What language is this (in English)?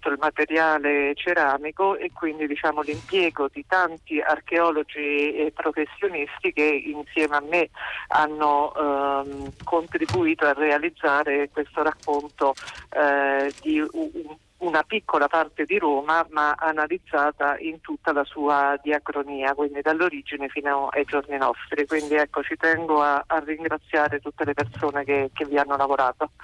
Italian